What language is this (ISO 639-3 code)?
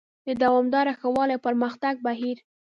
pus